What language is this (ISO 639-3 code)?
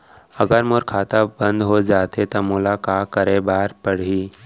hne